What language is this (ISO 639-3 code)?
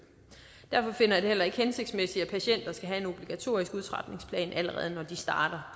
dan